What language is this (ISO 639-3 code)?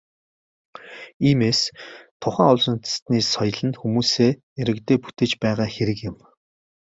mon